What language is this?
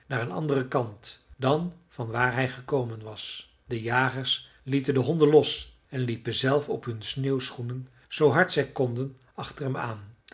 Dutch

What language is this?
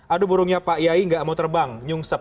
Indonesian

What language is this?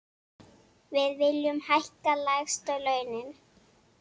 Icelandic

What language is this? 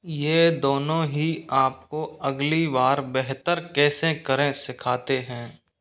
Hindi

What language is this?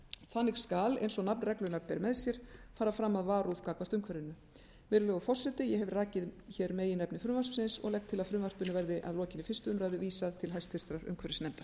Icelandic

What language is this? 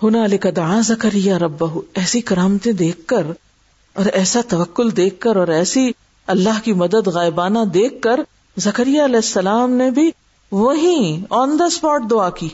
Urdu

